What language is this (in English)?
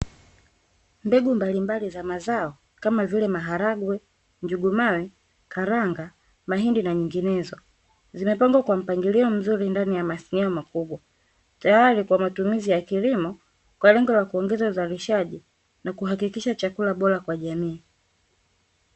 Swahili